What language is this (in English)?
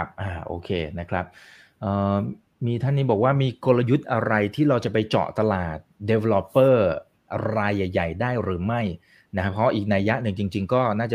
Thai